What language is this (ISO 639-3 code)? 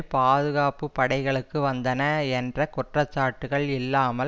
tam